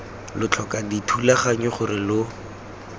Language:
Tswana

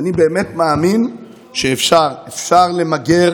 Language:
Hebrew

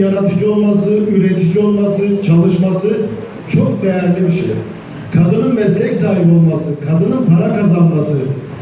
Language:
Turkish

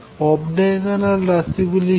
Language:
Bangla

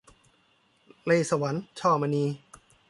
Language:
Thai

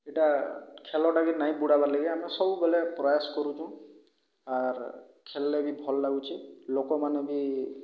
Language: Odia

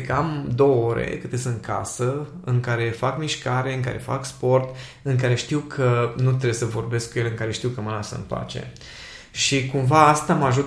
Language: Romanian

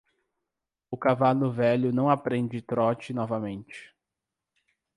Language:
Portuguese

